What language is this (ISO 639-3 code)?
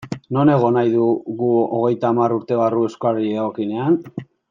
eus